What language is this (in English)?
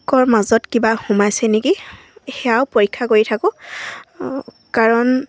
Assamese